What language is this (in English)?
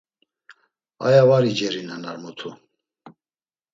Laz